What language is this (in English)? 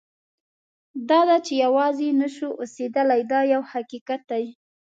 Pashto